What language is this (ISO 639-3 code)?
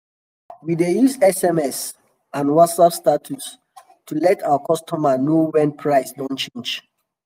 pcm